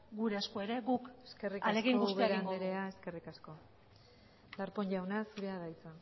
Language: Basque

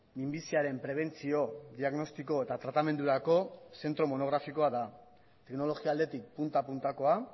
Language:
Basque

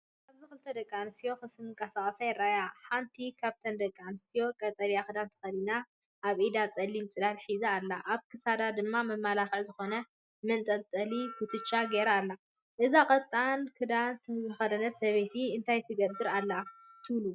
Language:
Tigrinya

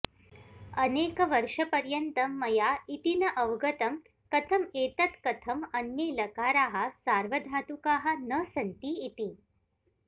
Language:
Sanskrit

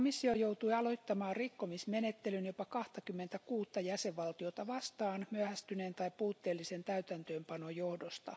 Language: Finnish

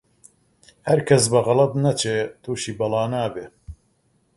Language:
Central Kurdish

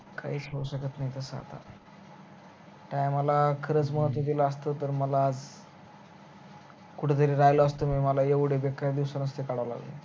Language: Marathi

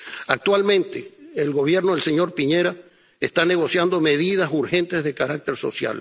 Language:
Spanish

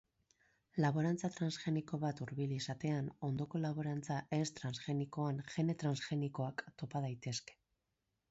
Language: Basque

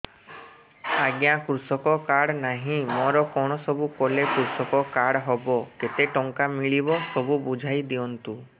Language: Odia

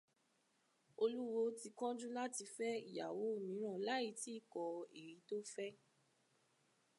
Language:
Yoruba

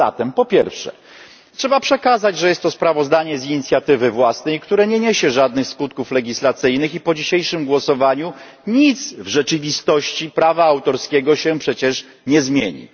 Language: Polish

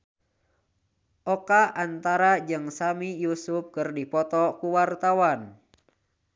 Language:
Sundanese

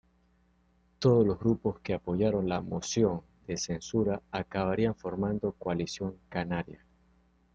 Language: Spanish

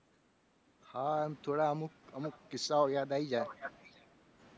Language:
Gujarati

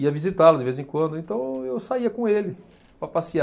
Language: Portuguese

